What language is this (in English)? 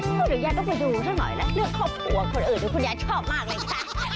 Thai